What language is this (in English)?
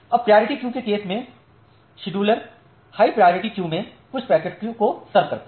Hindi